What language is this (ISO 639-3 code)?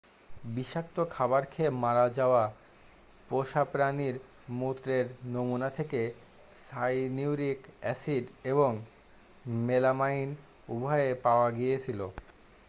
ben